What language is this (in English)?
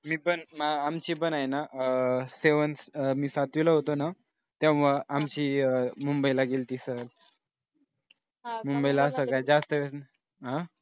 Marathi